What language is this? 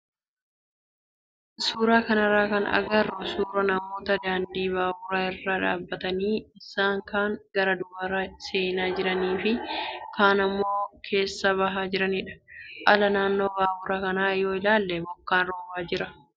Oromo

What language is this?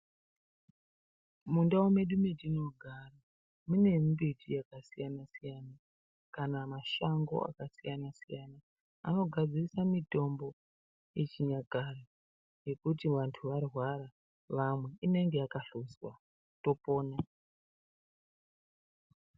Ndau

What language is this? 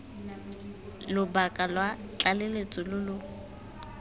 Tswana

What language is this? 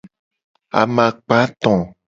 Gen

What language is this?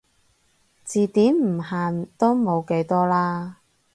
Cantonese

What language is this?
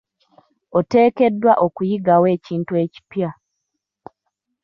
Ganda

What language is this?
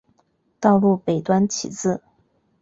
Chinese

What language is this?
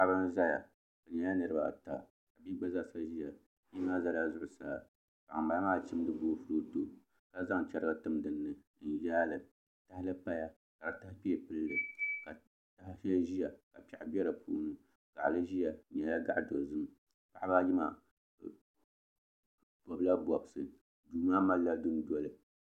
Dagbani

